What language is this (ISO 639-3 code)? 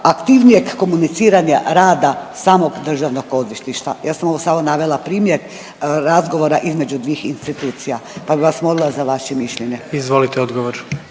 hrv